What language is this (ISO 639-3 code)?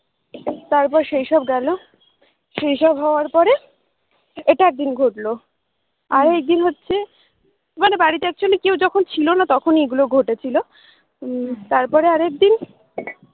ben